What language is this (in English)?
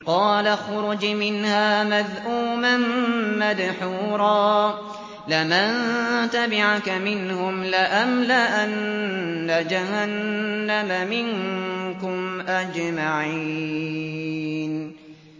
Arabic